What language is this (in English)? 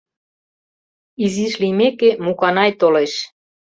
Mari